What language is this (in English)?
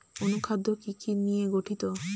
Bangla